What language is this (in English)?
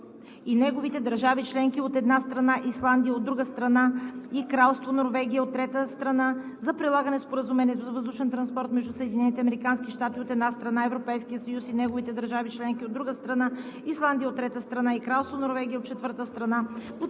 Bulgarian